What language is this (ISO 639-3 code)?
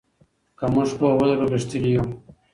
pus